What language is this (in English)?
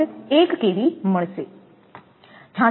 Gujarati